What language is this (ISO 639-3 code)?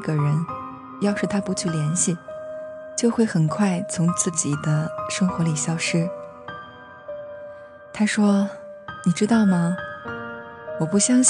zho